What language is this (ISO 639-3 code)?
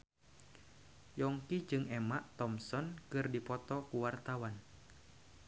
sun